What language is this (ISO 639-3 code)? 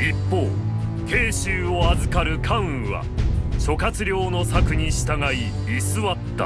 jpn